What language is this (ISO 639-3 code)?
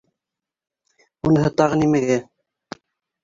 bak